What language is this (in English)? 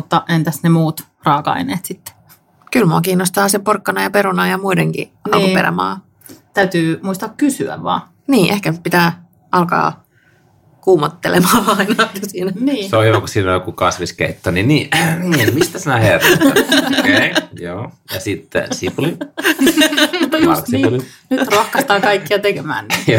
Finnish